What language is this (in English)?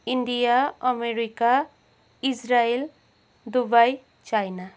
Nepali